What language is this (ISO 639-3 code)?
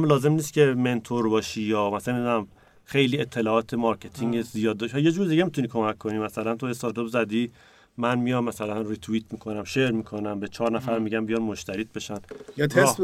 fas